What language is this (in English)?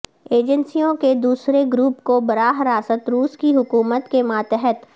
Urdu